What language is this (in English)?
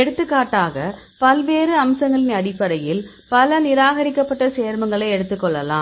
Tamil